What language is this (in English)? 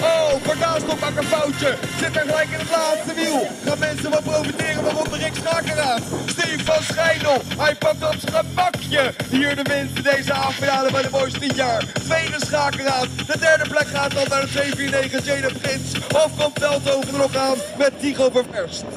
Dutch